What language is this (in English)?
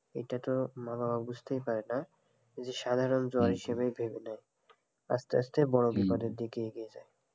Bangla